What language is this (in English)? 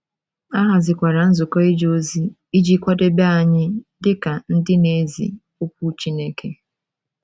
Igbo